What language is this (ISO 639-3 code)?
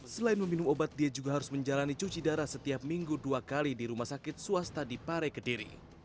ind